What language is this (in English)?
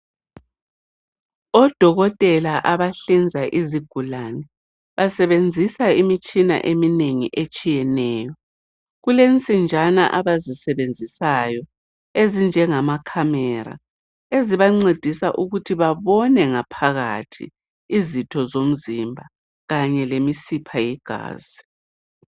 North Ndebele